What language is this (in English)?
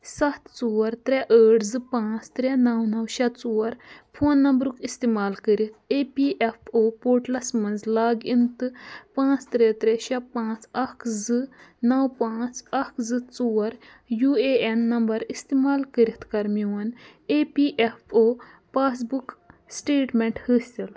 Kashmiri